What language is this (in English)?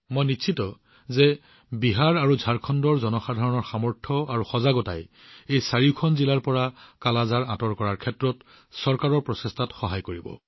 Assamese